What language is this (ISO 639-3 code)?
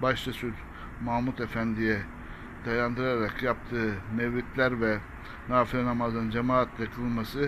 tur